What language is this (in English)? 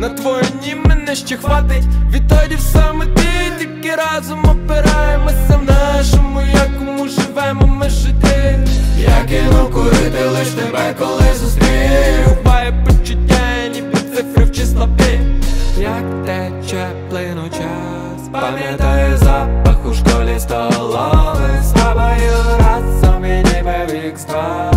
Ukrainian